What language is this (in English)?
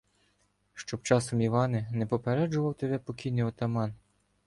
Ukrainian